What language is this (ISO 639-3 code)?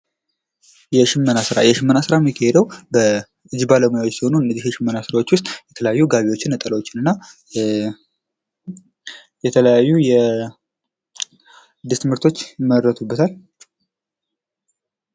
amh